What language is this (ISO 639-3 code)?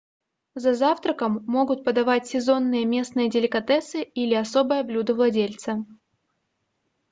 rus